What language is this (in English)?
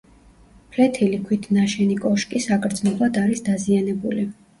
Georgian